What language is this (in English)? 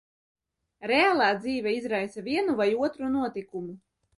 Latvian